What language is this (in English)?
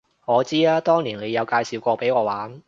Cantonese